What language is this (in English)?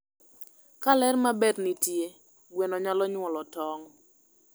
Luo (Kenya and Tanzania)